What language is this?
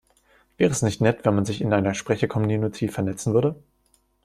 German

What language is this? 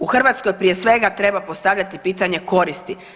Croatian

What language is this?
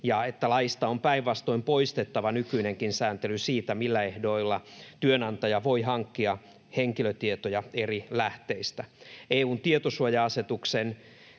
Finnish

